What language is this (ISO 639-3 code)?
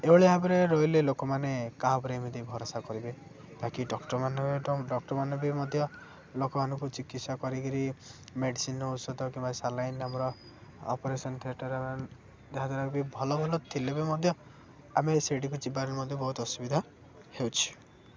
ori